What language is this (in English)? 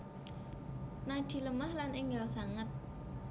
Javanese